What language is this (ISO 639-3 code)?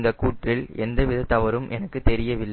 tam